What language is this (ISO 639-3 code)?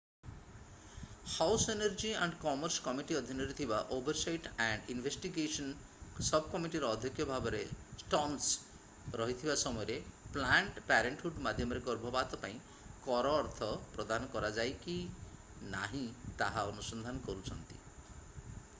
ori